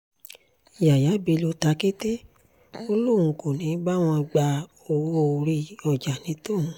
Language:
Yoruba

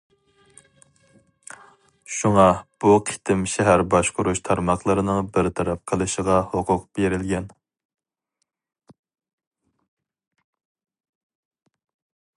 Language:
Uyghur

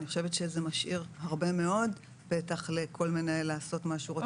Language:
Hebrew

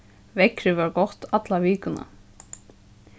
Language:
Faroese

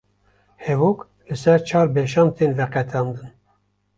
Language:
Kurdish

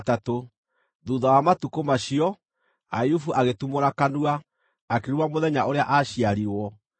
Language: Kikuyu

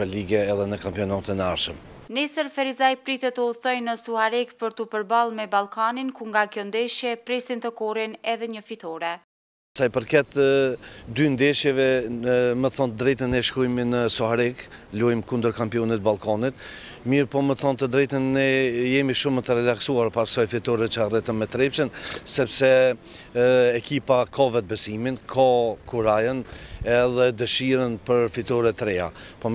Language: Polish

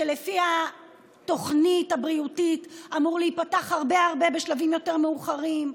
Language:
Hebrew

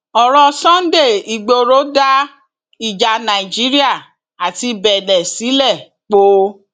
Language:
Yoruba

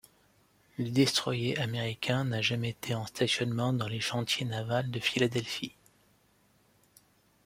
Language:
French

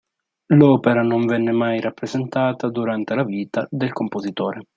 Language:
Italian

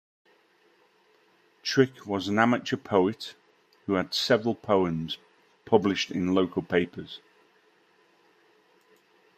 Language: English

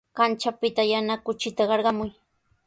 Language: Sihuas Ancash Quechua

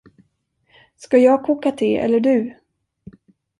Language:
Swedish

